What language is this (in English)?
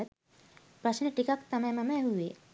Sinhala